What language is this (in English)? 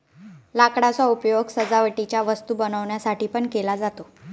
Marathi